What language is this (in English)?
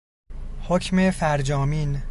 Persian